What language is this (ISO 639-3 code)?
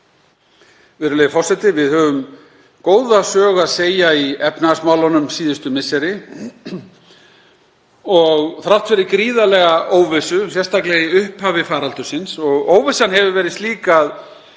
isl